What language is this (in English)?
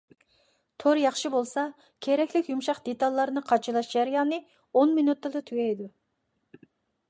Uyghur